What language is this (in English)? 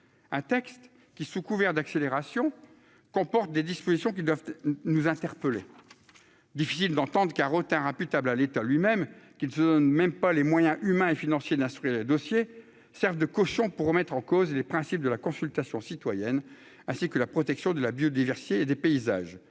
French